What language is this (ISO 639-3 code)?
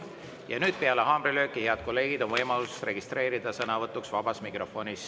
est